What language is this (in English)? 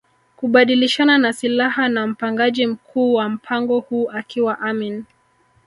Swahili